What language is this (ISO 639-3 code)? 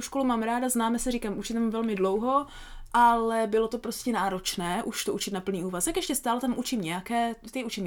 ces